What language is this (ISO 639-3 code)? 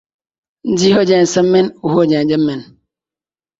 skr